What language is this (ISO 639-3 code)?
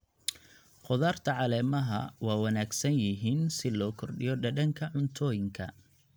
som